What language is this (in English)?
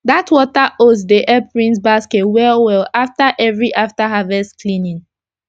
Nigerian Pidgin